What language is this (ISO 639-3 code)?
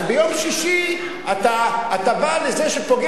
heb